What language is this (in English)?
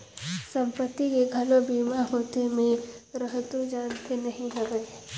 Chhattisgarhi